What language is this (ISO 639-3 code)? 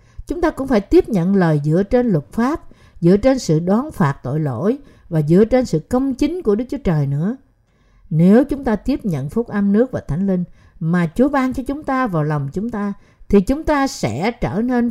vie